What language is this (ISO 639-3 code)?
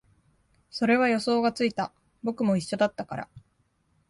jpn